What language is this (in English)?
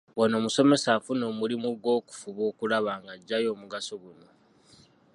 Ganda